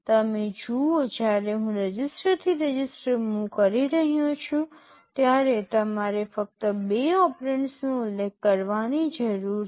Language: Gujarati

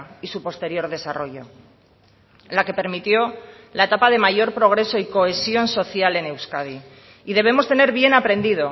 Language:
Spanish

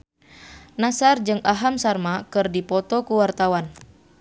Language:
Sundanese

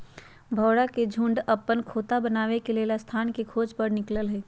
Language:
Magahi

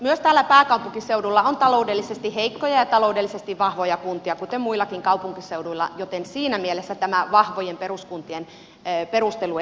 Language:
Finnish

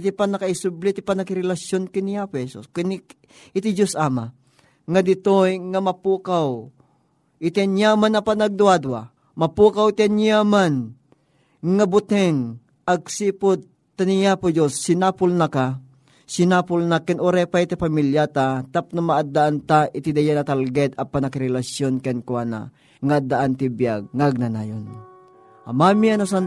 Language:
Filipino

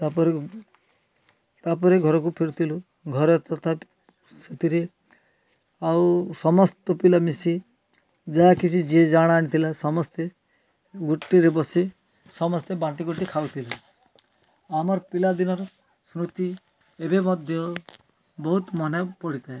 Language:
Odia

